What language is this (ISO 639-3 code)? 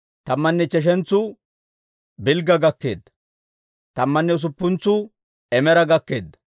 dwr